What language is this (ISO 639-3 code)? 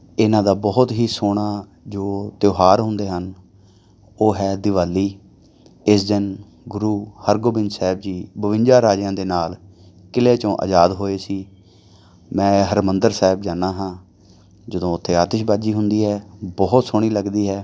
pan